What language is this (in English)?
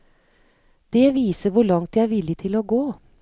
Norwegian